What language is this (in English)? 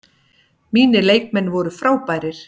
Icelandic